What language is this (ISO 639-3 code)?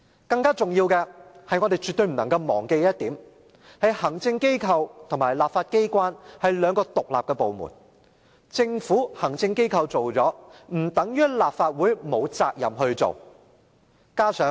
yue